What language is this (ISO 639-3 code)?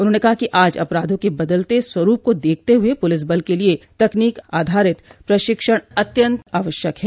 hin